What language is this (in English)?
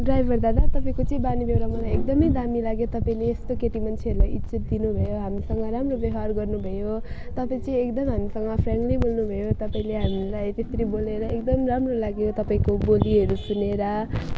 Nepali